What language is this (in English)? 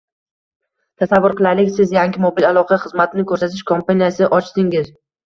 Uzbek